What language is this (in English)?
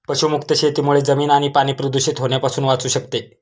Marathi